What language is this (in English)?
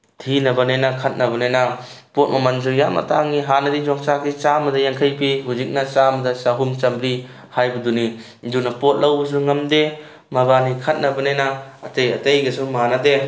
Manipuri